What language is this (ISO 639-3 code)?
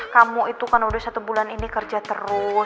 ind